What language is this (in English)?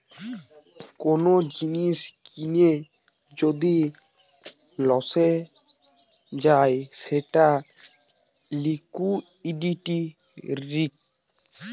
Bangla